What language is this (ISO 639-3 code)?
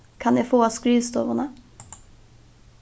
fao